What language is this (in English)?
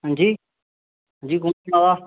Dogri